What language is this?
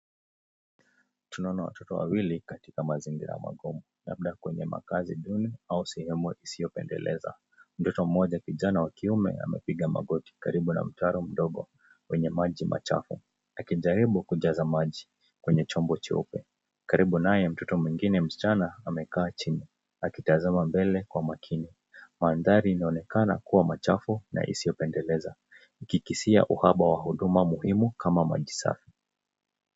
Swahili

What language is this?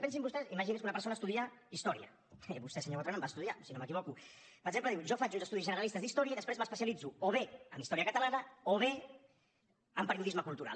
Catalan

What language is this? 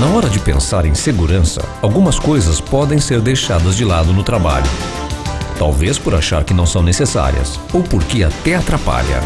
Portuguese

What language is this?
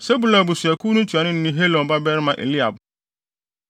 Akan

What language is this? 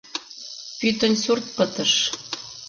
Mari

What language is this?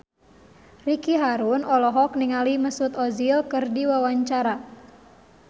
Sundanese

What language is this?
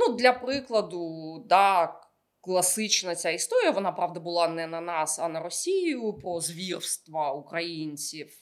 Ukrainian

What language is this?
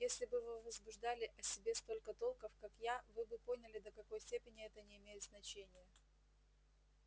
Russian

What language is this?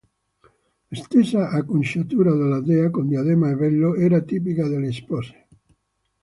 Italian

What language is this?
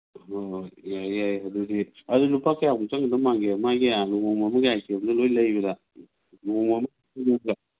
Manipuri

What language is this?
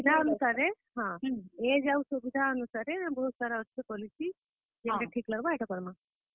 Odia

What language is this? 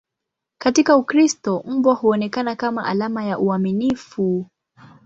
Swahili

